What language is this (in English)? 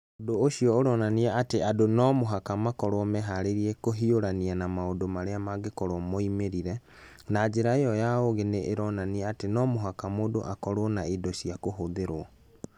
Kikuyu